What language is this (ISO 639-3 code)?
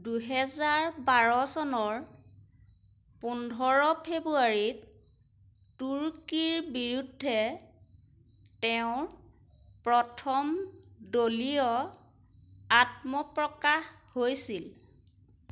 asm